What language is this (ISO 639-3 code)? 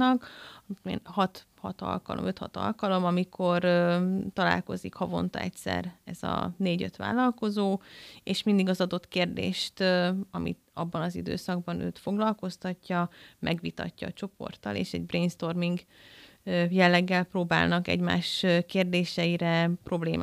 hun